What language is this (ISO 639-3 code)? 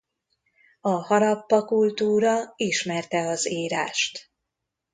hun